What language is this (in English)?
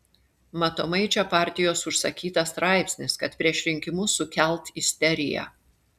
Lithuanian